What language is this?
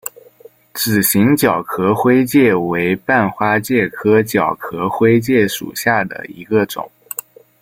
Chinese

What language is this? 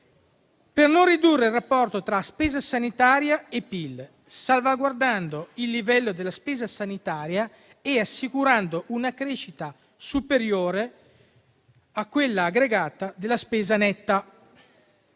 Italian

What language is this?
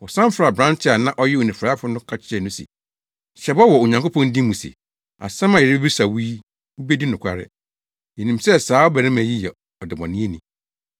Akan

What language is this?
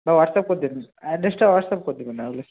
Bangla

